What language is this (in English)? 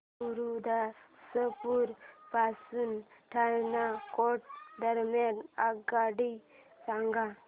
Marathi